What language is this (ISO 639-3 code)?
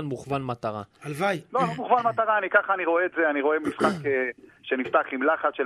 heb